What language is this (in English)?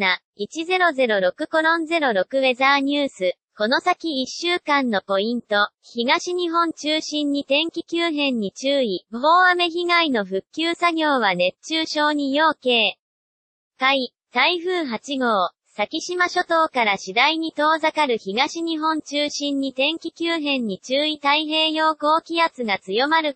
Japanese